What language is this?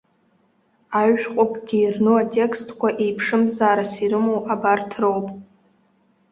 Abkhazian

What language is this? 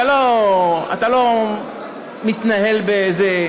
Hebrew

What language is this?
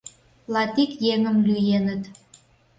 Mari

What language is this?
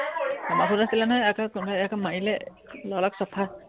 Assamese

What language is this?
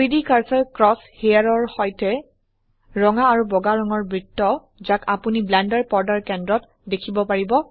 Assamese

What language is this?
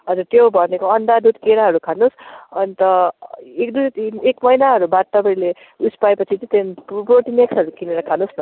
Nepali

